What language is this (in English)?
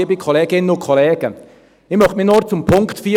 Swiss German